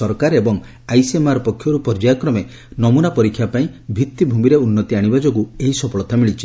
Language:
Odia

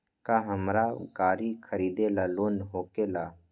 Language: Magahi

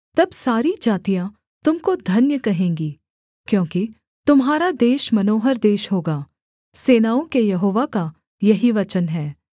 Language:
Hindi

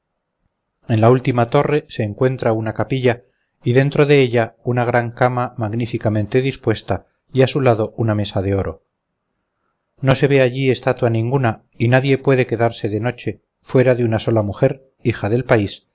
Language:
Spanish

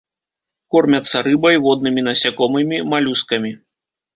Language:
Belarusian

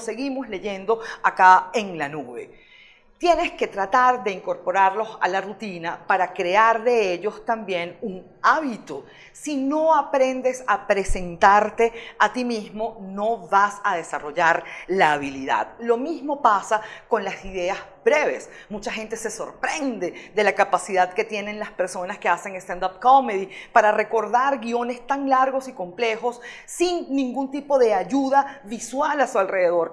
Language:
Spanish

